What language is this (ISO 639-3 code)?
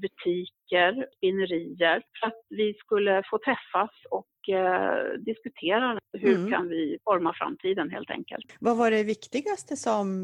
swe